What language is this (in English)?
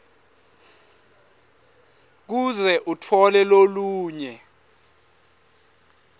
Swati